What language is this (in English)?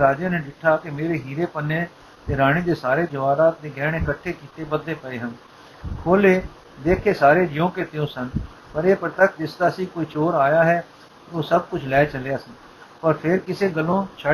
Punjabi